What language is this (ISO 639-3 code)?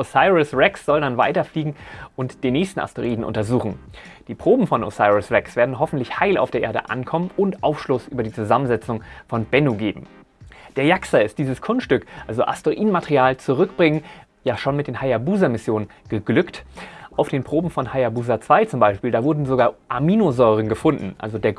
deu